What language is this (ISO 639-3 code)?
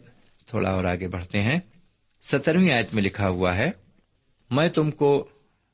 urd